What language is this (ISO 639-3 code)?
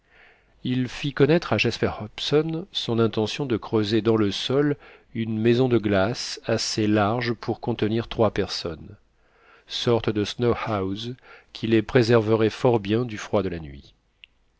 fra